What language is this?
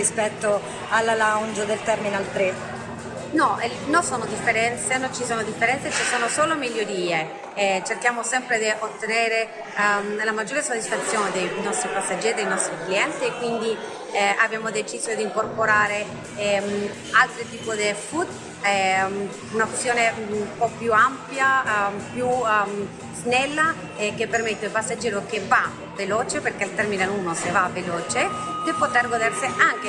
Italian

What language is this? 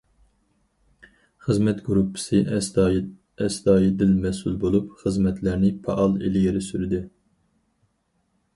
Uyghur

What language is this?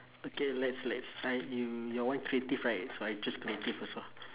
English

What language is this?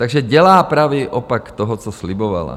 Czech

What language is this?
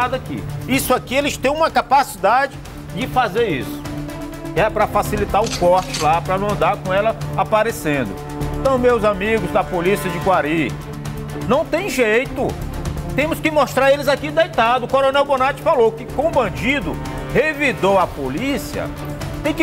Portuguese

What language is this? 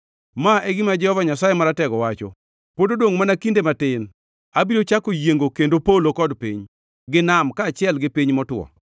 Luo (Kenya and Tanzania)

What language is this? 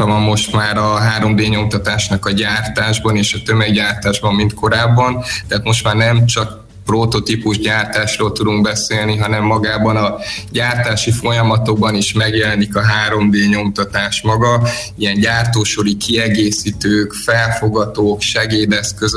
Hungarian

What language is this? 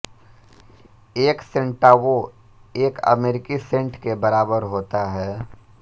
Hindi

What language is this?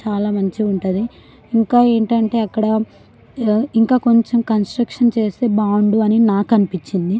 Telugu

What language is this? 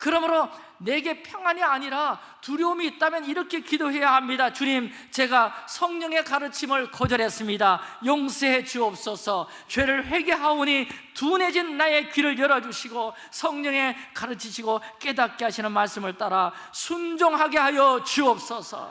Korean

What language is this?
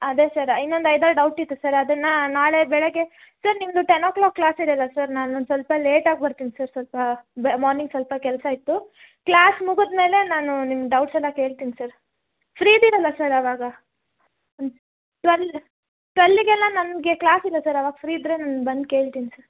Kannada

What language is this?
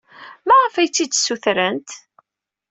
Kabyle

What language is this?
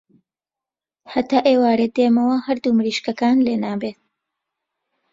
Central Kurdish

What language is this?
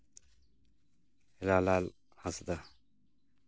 Santali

